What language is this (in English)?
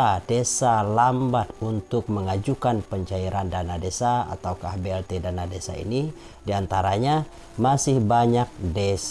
Indonesian